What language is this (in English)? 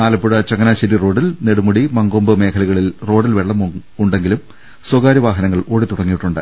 Malayalam